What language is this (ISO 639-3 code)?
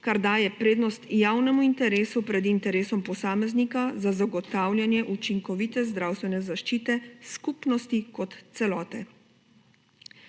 slv